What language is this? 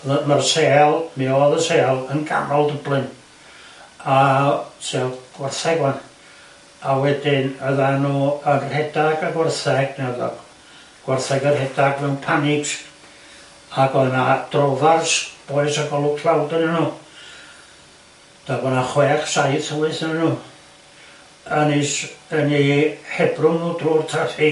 Welsh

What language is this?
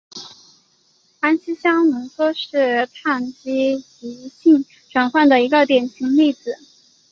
Chinese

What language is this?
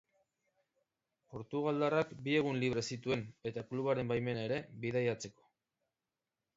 Basque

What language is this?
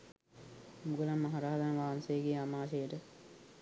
Sinhala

